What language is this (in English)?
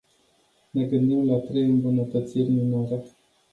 Romanian